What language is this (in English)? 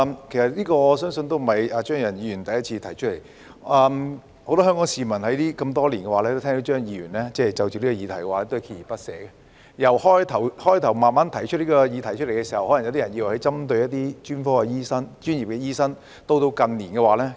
Cantonese